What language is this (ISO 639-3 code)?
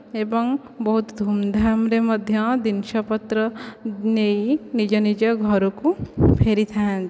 ori